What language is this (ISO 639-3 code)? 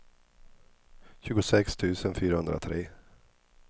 swe